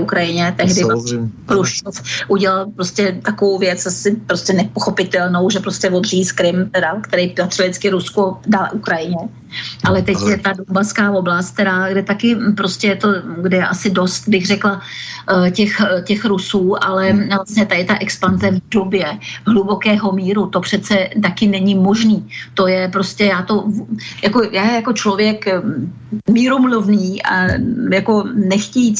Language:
Czech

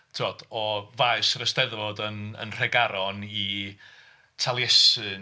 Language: Welsh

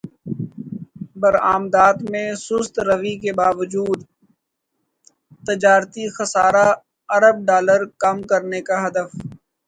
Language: Urdu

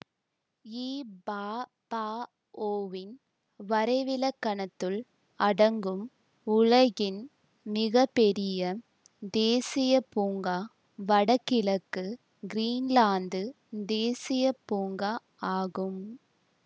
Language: Tamil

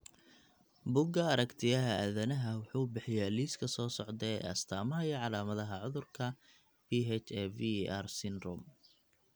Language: Somali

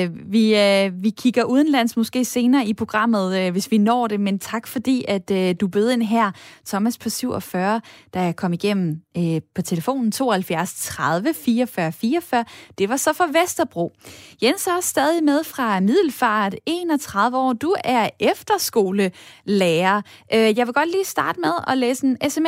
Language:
Danish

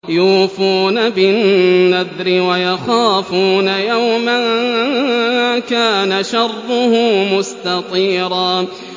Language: Arabic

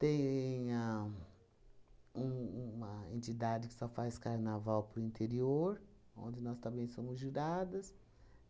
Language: Portuguese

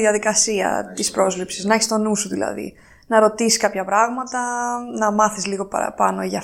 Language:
Greek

